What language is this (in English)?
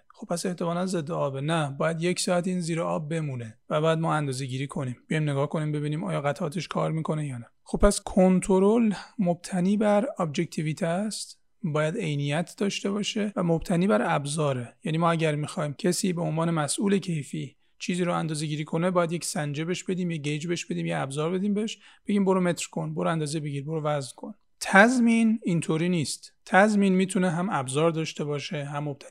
Persian